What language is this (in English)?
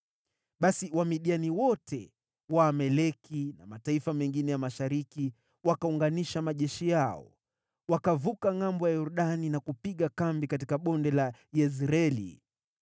Swahili